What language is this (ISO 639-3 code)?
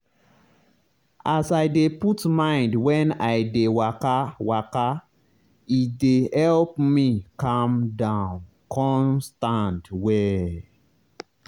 pcm